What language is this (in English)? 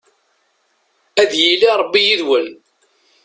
Kabyle